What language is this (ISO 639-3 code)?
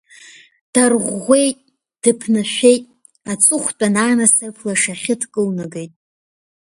abk